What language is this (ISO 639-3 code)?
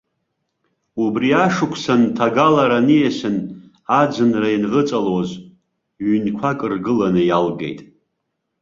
abk